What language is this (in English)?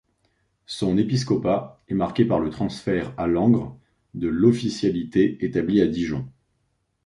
French